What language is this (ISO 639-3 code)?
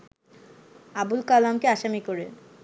ben